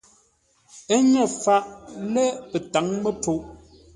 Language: Ngombale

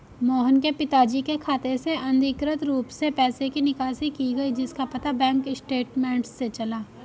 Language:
Hindi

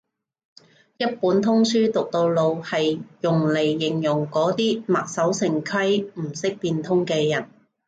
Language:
Cantonese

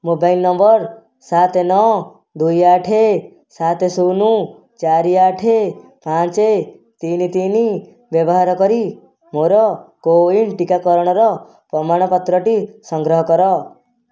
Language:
Odia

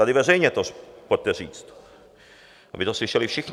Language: Czech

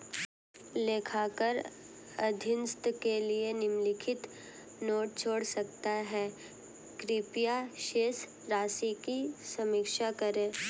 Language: Hindi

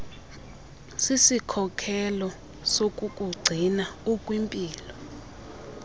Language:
Xhosa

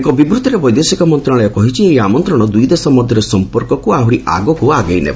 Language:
Odia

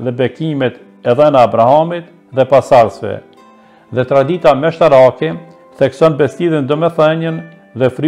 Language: Romanian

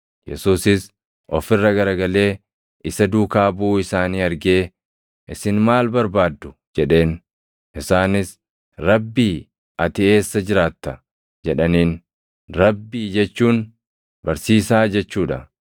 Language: Oromo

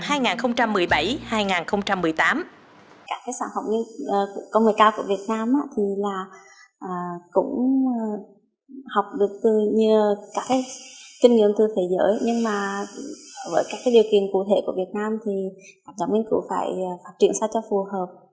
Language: Vietnamese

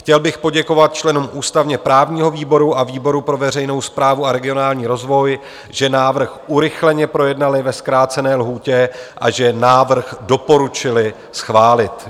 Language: Czech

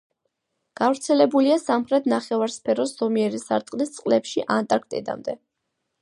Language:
Georgian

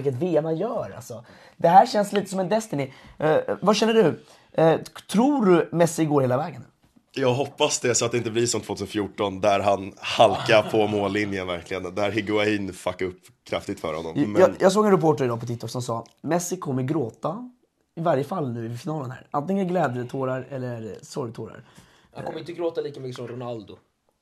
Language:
Swedish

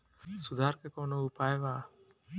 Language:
Bhojpuri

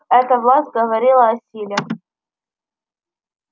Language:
Russian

